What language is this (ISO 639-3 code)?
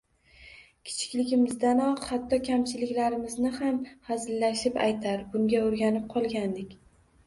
uzb